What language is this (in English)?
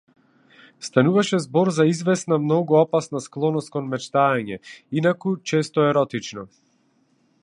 Macedonian